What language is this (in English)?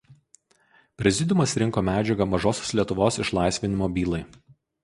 Lithuanian